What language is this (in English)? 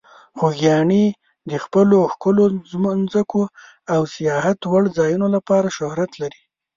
Pashto